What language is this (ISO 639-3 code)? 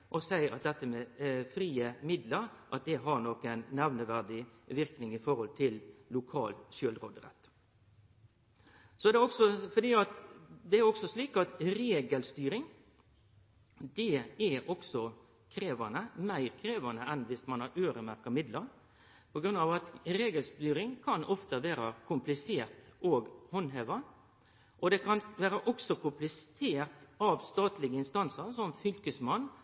nno